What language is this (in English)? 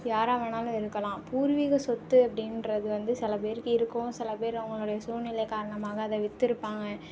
Tamil